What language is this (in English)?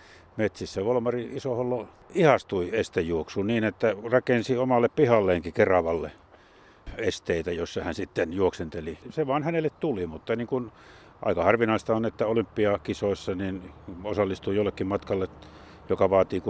Finnish